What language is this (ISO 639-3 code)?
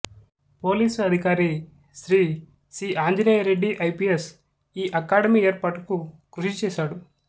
tel